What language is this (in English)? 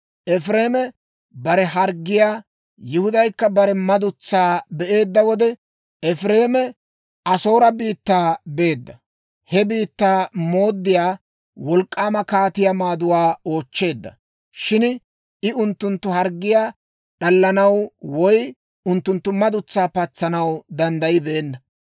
Dawro